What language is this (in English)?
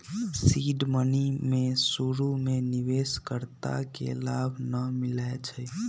Magahi